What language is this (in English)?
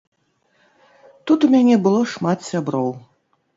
Belarusian